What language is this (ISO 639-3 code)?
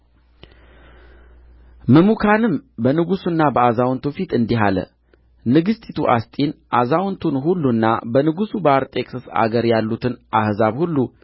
amh